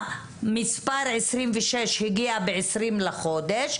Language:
Hebrew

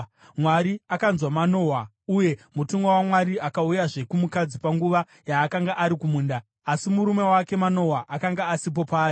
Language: Shona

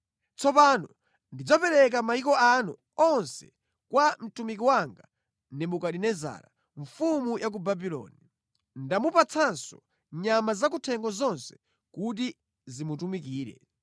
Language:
Nyanja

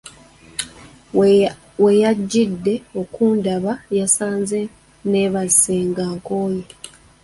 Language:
Ganda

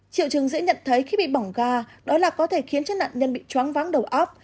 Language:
Vietnamese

